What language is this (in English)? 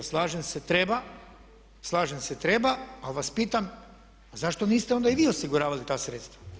Croatian